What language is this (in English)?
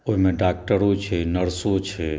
Maithili